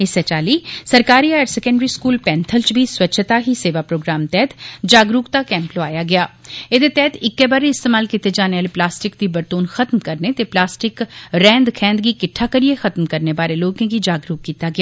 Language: Dogri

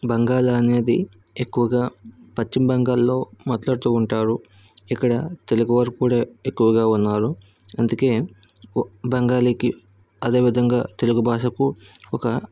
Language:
Telugu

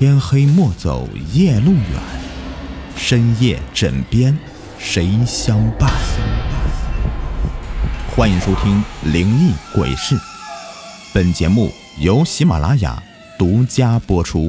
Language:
Chinese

